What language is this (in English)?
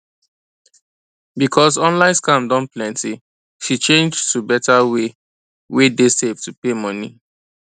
Nigerian Pidgin